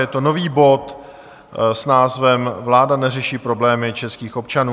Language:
Czech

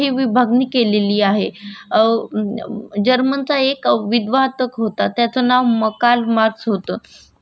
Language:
Marathi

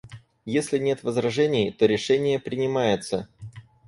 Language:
Russian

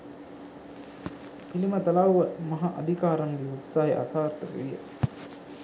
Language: Sinhala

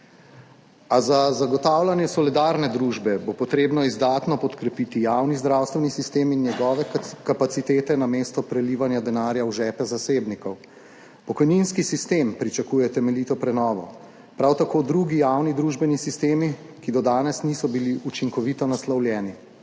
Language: Slovenian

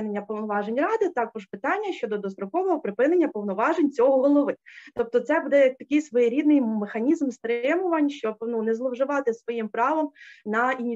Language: Ukrainian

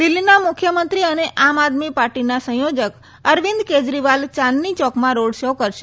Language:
Gujarati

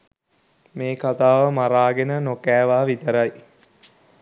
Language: Sinhala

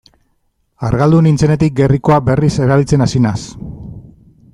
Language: Basque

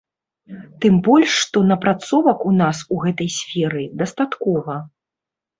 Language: Belarusian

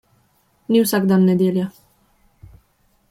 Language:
Slovenian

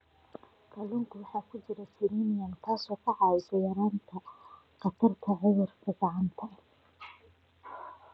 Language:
Somali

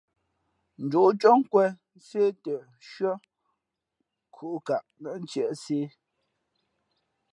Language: Fe'fe'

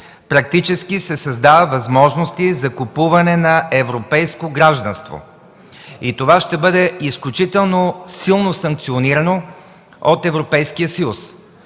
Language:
Bulgarian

